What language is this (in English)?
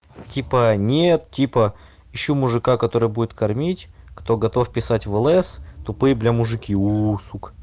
Russian